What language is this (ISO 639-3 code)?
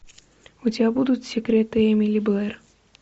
rus